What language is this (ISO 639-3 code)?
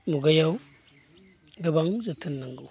brx